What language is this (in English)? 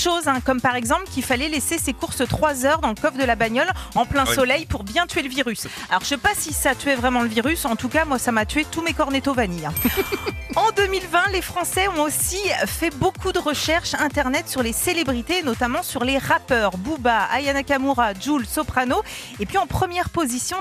French